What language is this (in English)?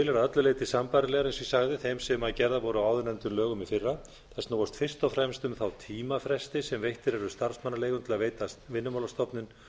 Icelandic